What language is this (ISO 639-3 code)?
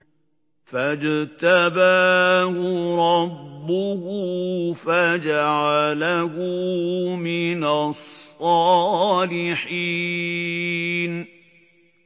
ara